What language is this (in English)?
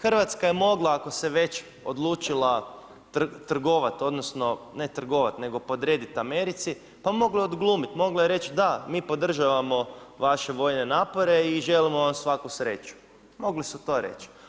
Croatian